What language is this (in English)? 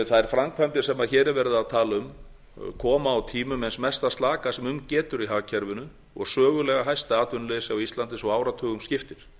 Icelandic